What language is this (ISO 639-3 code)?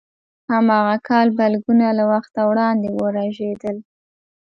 pus